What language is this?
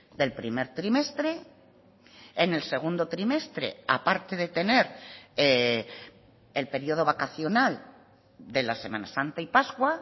Spanish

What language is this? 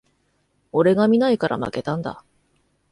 Japanese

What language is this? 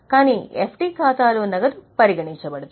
Telugu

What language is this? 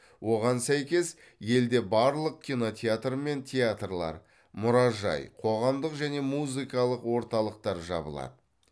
Kazakh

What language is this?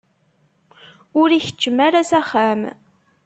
Kabyle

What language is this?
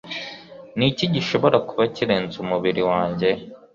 Kinyarwanda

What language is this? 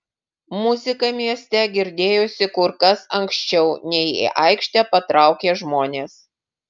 Lithuanian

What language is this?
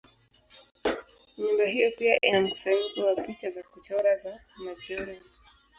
Swahili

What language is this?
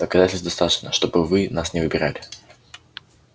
Russian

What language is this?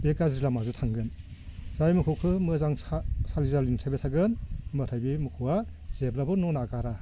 Bodo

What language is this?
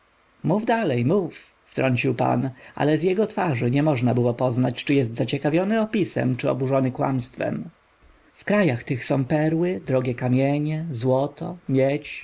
Polish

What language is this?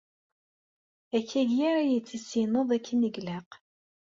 Kabyle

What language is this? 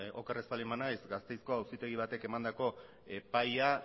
Basque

